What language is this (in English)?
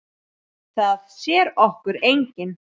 Icelandic